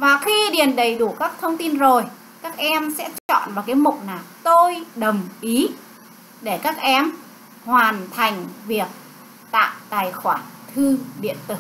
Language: Vietnamese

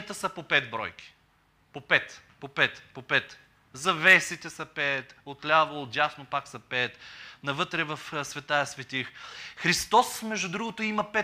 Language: Bulgarian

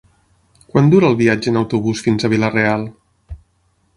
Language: Catalan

